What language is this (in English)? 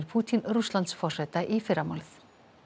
Icelandic